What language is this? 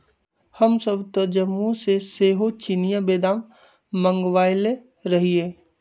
Magahi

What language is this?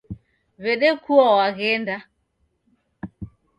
Taita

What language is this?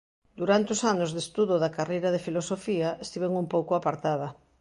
Galician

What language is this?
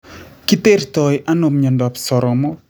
Kalenjin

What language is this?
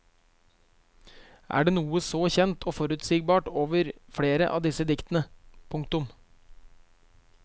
Norwegian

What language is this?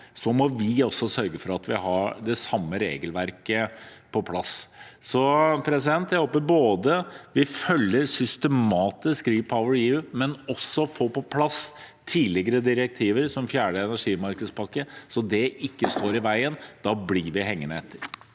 Norwegian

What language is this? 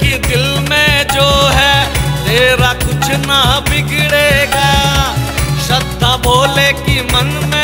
Hindi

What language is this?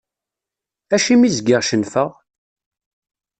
Kabyle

